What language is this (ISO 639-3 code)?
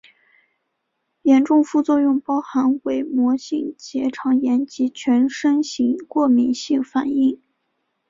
zho